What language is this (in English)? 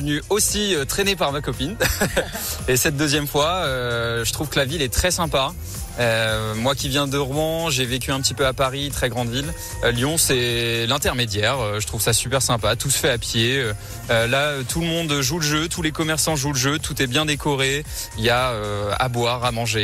French